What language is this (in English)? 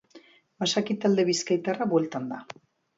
Basque